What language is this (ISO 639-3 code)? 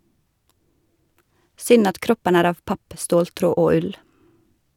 nor